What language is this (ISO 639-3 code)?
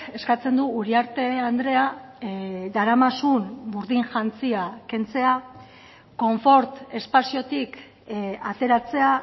eus